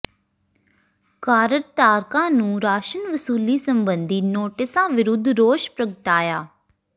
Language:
Punjabi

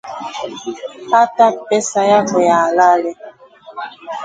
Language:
Swahili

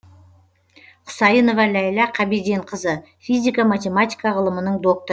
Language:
Kazakh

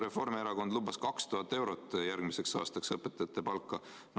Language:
Estonian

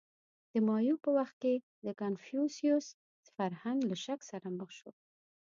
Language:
Pashto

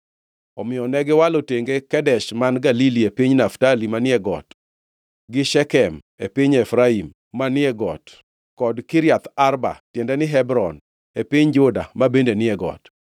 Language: Luo (Kenya and Tanzania)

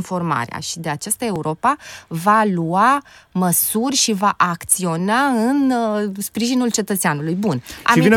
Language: Romanian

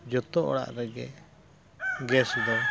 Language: Santali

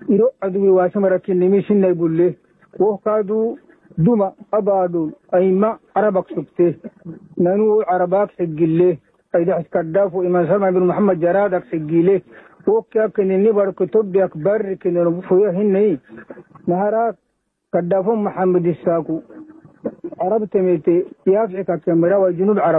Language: Arabic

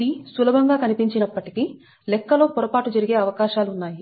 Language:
Telugu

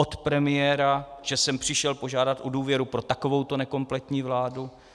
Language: Czech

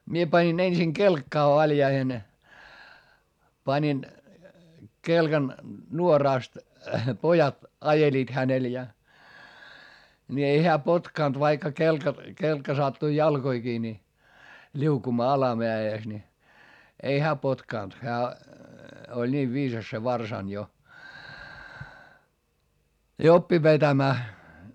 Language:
Finnish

